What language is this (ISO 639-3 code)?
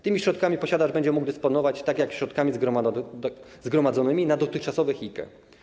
pol